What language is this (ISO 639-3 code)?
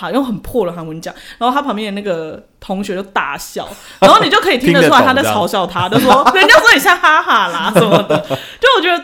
zho